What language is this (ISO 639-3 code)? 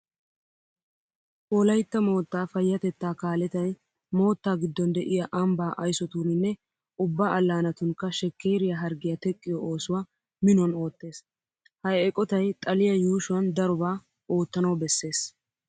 wal